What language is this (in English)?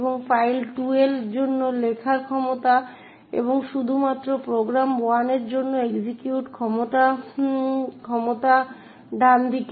Bangla